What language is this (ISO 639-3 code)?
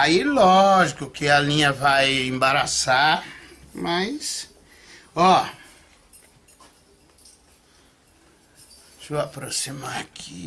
por